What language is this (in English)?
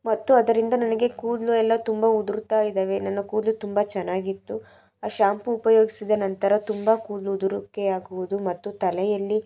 Kannada